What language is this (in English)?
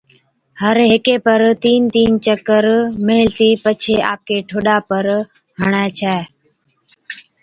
Od